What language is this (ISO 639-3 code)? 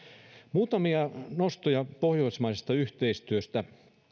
fin